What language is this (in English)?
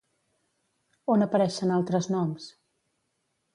Catalan